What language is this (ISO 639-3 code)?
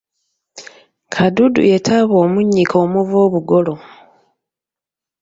lug